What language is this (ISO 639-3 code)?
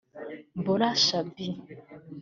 kin